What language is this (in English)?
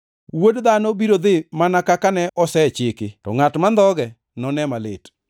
Luo (Kenya and Tanzania)